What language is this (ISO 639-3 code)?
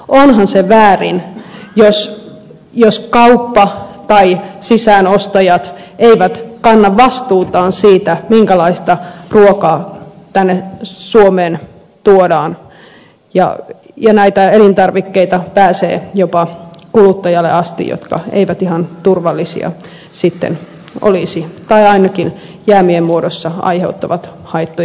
fin